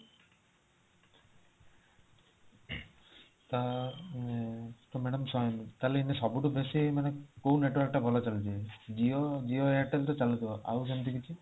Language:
Odia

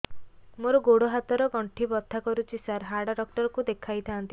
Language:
Odia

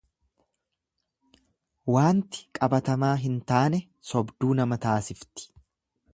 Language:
Oromo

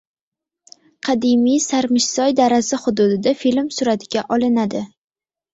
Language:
Uzbek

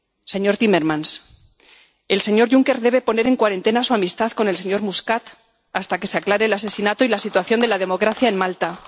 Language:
Spanish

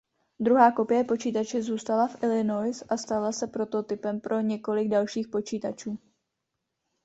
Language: Czech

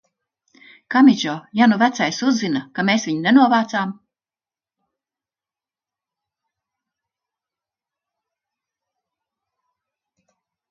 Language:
Latvian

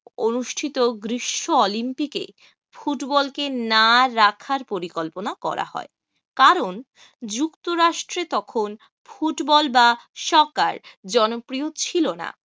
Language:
Bangla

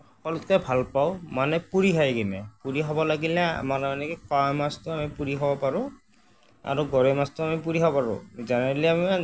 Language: Assamese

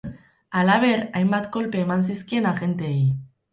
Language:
Basque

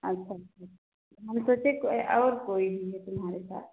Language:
Hindi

